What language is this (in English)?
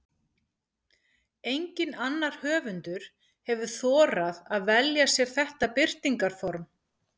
Icelandic